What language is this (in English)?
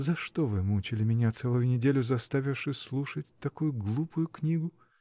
Russian